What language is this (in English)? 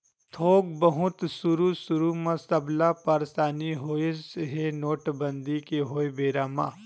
Chhattisgarhi